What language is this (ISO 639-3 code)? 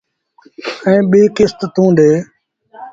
sbn